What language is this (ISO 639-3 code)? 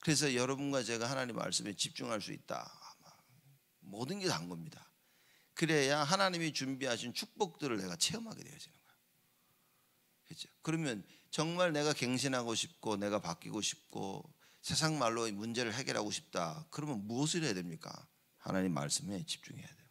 kor